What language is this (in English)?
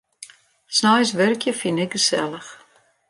Western Frisian